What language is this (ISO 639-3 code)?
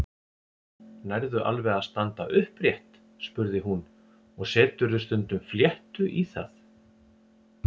isl